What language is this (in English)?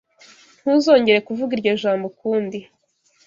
Kinyarwanda